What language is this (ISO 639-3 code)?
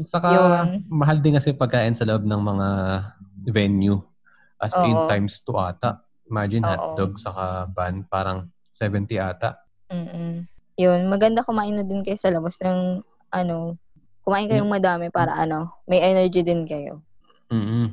fil